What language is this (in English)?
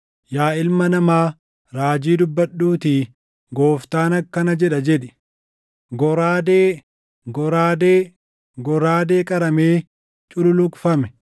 Oromo